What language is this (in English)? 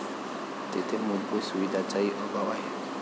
Marathi